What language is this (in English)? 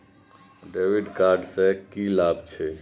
Maithili